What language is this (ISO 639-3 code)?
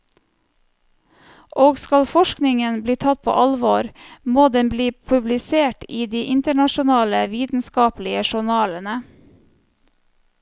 nor